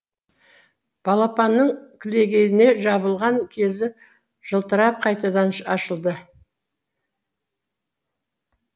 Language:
Kazakh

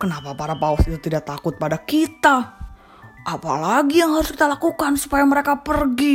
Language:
Indonesian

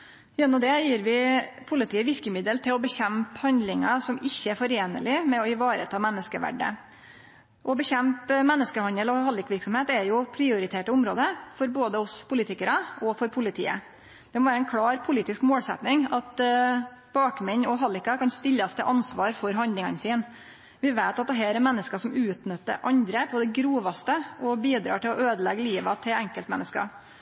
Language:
Norwegian Nynorsk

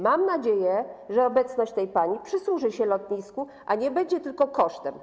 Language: Polish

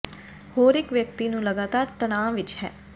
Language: Punjabi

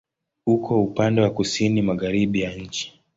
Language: Swahili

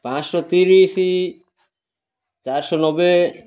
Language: Odia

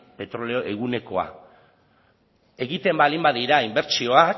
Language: Basque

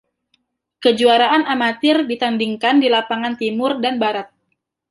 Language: Indonesian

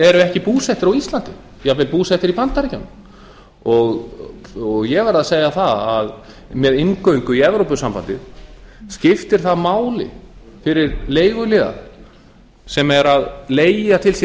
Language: Icelandic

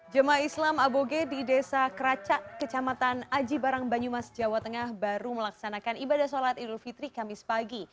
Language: Indonesian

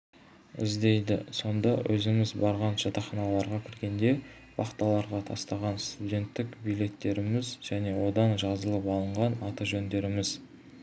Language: Kazakh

